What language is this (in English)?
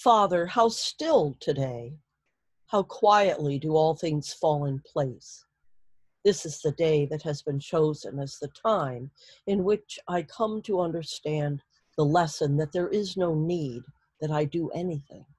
English